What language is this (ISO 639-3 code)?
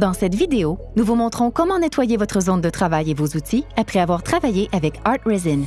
fra